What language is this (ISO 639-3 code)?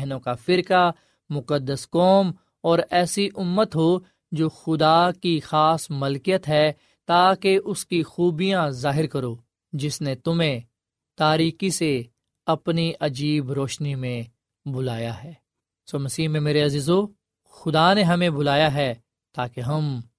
urd